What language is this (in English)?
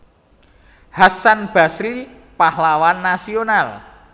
Javanese